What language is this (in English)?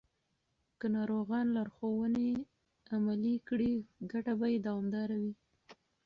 Pashto